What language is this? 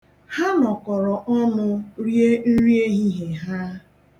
Igbo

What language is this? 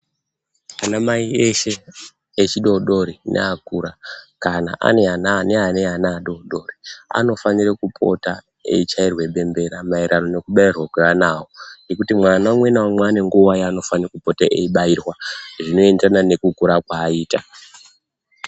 Ndau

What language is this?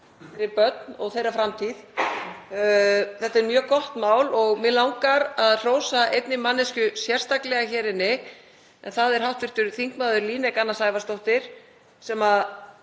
Icelandic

